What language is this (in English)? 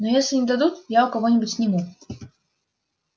Russian